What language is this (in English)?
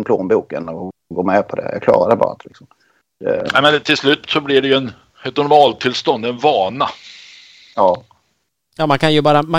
Swedish